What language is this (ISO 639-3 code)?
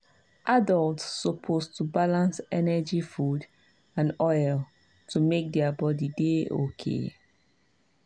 pcm